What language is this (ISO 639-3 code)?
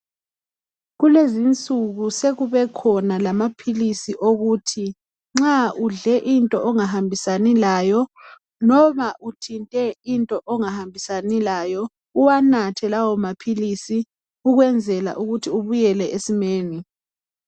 nde